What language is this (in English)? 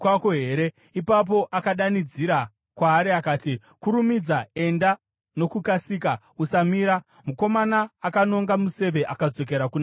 Shona